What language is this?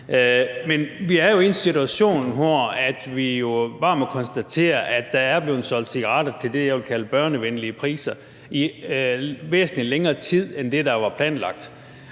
Danish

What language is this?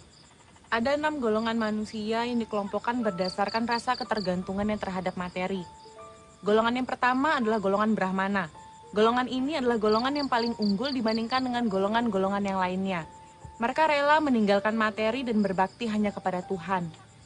Indonesian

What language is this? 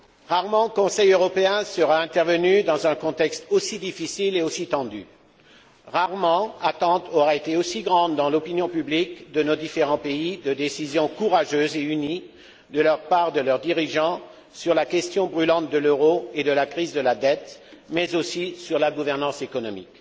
French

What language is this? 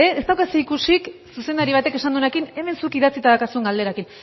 Basque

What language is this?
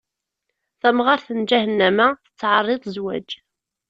Kabyle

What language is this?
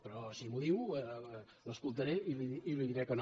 Catalan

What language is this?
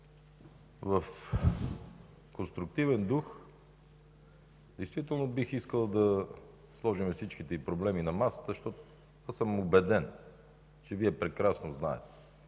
Bulgarian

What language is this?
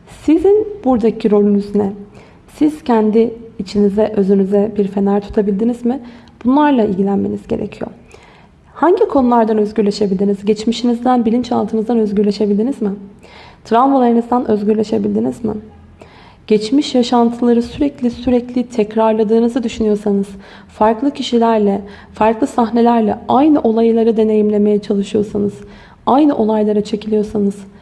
Turkish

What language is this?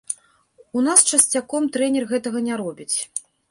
Belarusian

